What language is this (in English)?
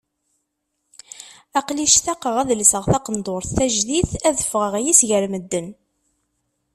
Kabyle